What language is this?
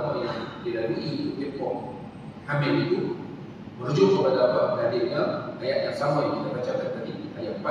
Malay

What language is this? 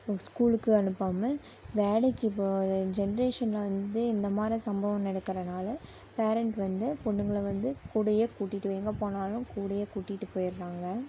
Tamil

